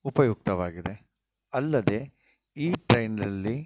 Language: Kannada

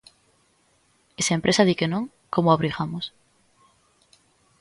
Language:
Galician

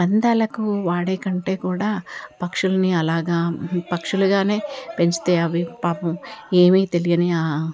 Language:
Telugu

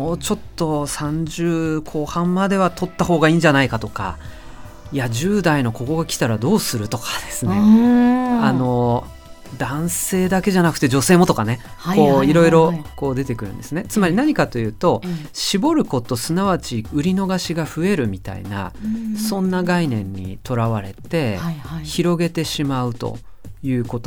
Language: Japanese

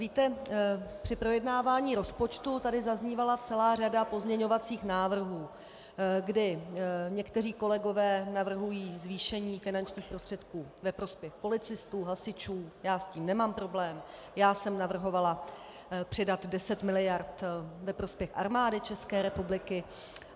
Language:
Czech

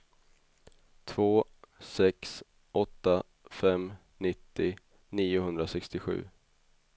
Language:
Swedish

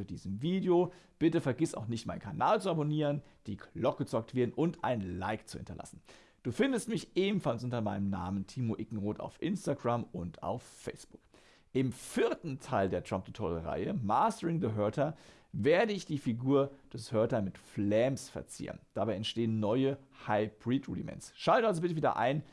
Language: German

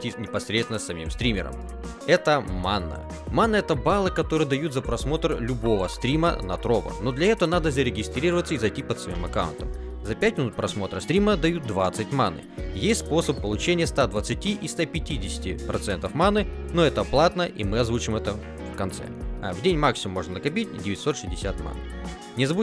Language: Russian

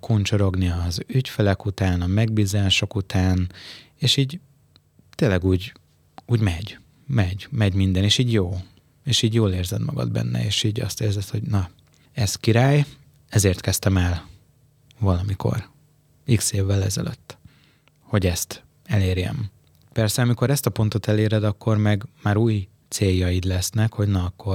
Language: Hungarian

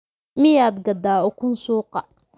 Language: Somali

